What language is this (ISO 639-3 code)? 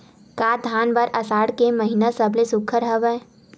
hne